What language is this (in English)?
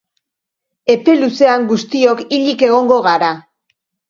Basque